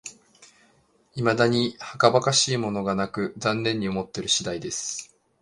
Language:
Japanese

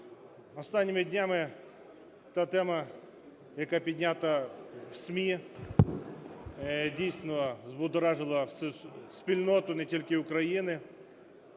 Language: Ukrainian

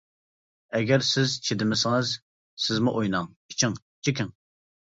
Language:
Uyghur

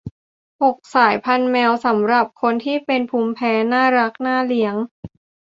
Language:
Thai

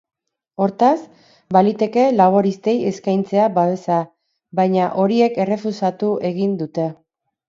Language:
Basque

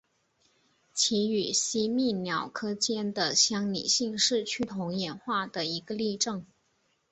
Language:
Chinese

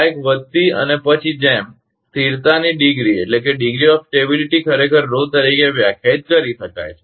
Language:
Gujarati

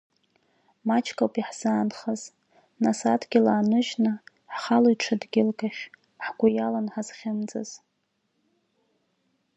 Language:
Abkhazian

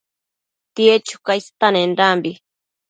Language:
Matsés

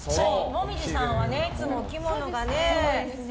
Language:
Japanese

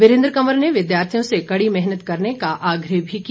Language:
Hindi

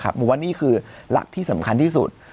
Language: Thai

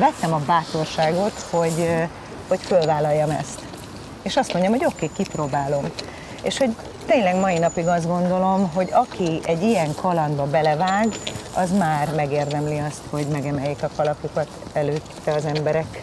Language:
Hungarian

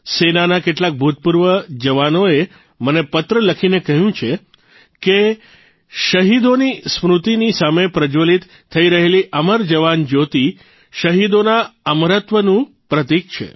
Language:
Gujarati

